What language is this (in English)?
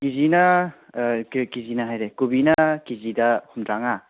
Manipuri